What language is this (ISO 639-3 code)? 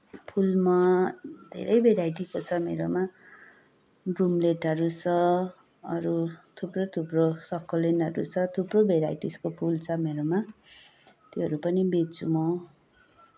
nep